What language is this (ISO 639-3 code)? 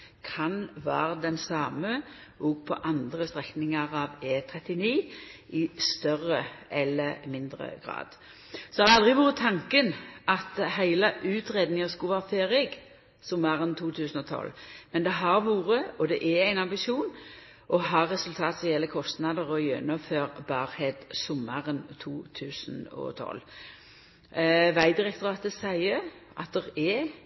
nno